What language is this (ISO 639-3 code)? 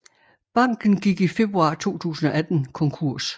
dan